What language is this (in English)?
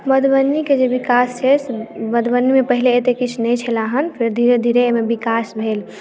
Maithili